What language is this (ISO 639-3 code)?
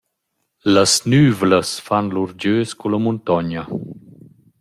roh